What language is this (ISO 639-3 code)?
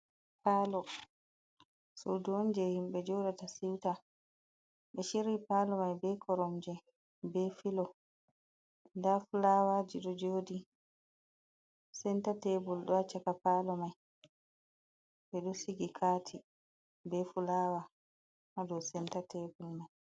ful